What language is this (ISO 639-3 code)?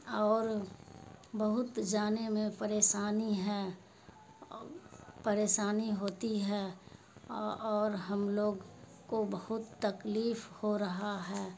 urd